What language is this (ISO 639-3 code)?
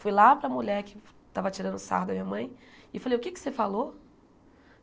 por